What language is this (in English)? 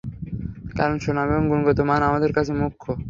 Bangla